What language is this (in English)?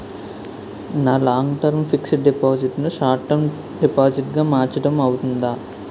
Telugu